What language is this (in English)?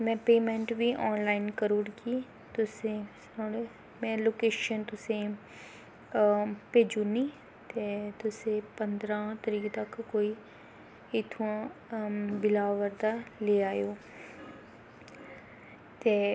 Dogri